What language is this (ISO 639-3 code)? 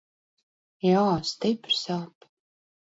lav